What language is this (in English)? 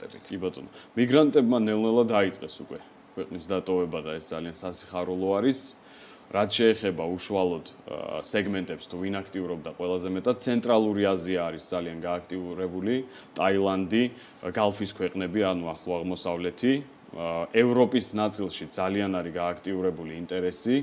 Romanian